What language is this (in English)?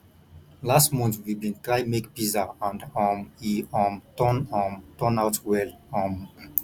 Nigerian Pidgin